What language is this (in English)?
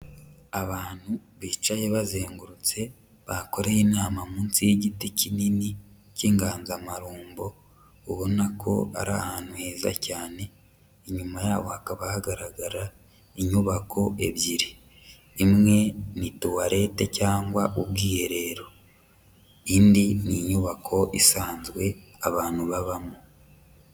Kinyarwanda